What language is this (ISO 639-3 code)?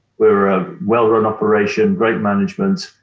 eng